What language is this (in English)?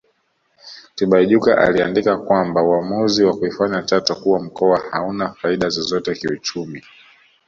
Swahili